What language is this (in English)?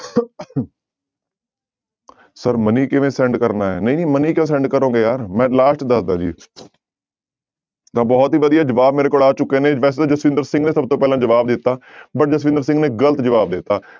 Punjabi